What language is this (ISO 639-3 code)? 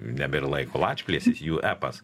lit